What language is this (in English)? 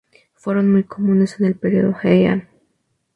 Spanish